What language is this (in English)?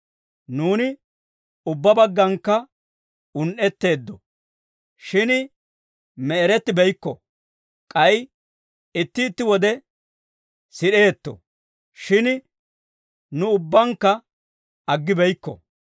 Dawro